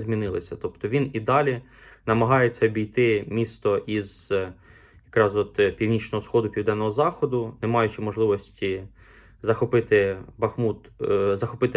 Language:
Ukrainian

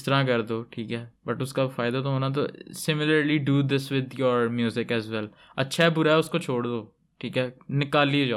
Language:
Urdu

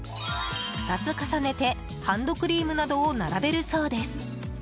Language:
Japanese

